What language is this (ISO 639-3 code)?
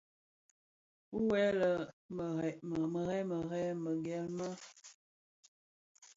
ksf